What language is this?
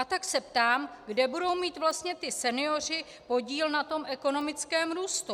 Czech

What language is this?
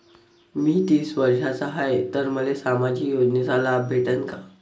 Marathi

